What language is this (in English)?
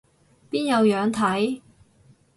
Cantonese